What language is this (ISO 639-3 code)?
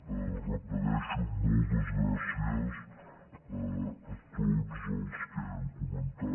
cat